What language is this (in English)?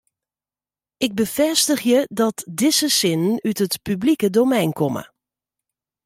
Western Frisian